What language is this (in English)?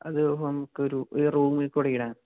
Malayalam